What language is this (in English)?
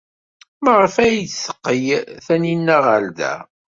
Kabyle